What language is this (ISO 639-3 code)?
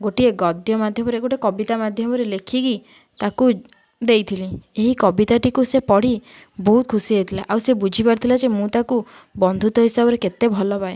ori